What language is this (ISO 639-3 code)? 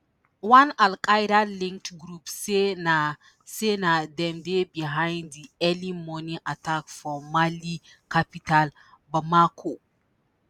pcm